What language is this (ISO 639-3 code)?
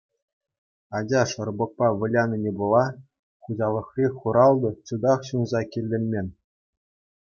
chv